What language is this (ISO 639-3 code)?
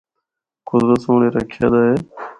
hno